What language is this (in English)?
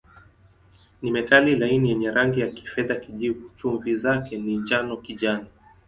Swahili